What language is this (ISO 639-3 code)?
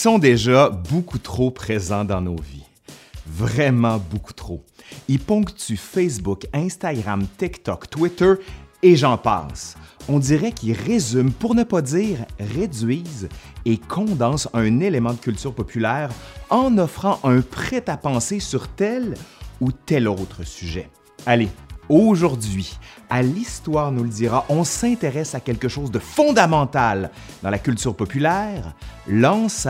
fra